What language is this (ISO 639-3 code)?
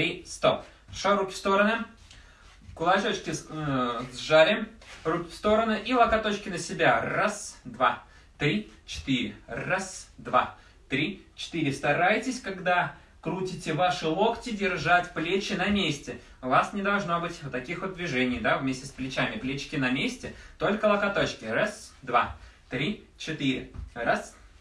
rus